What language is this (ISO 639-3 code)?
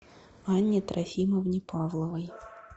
rus